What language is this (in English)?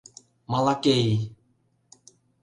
Mari